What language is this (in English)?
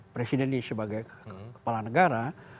Indonesian